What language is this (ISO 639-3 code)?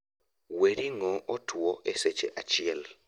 luo